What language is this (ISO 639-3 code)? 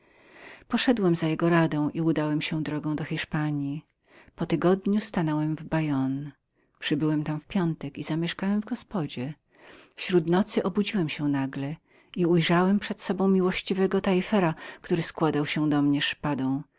pol